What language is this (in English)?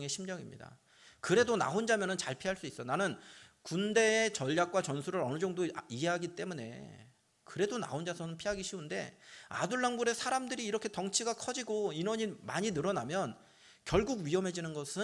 Korean